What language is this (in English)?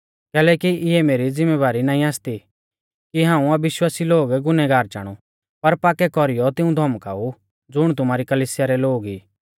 Mahasu Pahari